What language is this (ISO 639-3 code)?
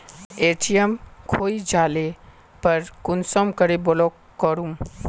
mag